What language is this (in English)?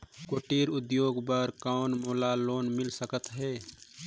Chhattisgarhi